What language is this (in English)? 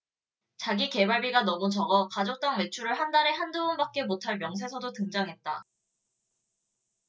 Korean